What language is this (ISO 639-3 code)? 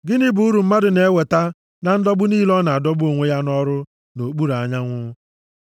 ibo